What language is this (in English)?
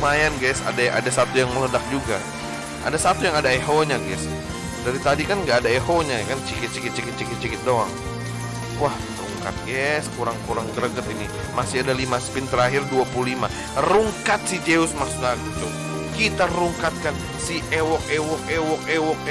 Indonesian